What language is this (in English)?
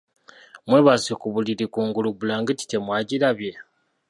Ganda